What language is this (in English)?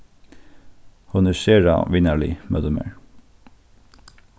Faroese